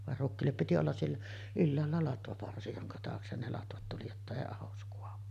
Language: Finnish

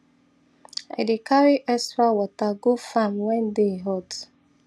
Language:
Nigerian Pidgin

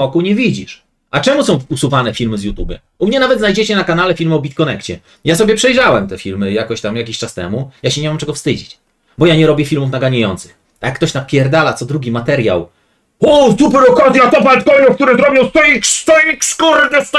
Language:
Polish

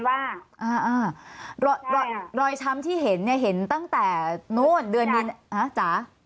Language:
Thai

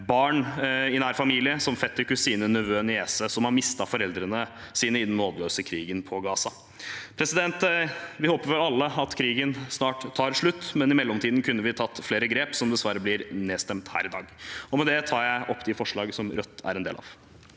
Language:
Norwegian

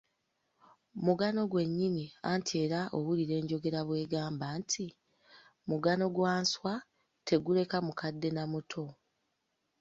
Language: Ganda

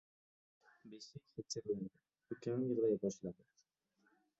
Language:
Uzbek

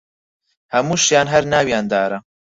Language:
Central Kurdish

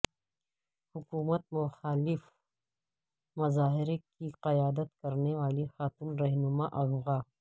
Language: Urdu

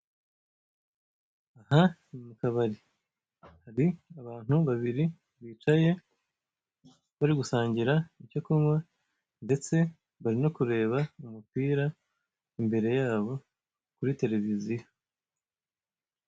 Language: Kinyarwanda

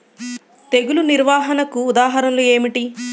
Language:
Telugu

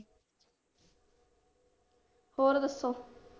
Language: Punjabi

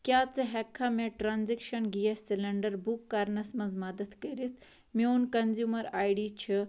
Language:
Kashmiri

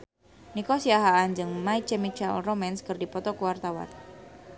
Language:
Sundanese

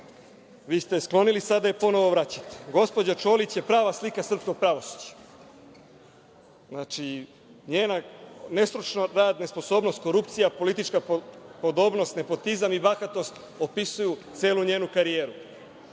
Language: Serbian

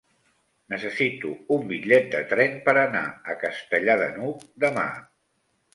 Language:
Catalan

